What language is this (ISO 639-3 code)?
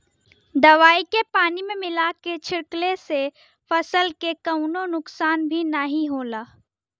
bho